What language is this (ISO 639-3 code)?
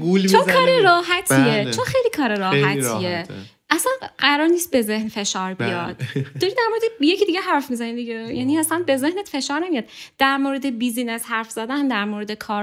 fas